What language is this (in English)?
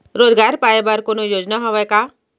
Chhattisgarhi